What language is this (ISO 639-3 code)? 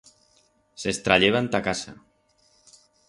arg